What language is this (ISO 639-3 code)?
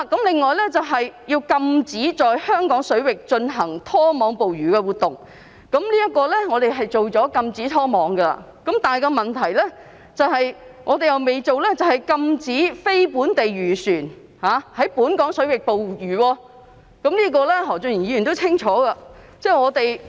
yue